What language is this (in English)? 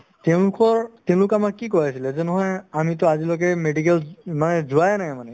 Assamese